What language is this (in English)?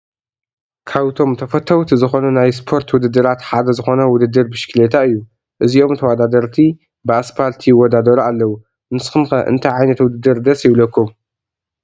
Tigrinya